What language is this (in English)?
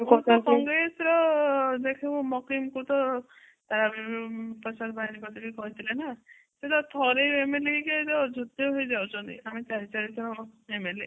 Odia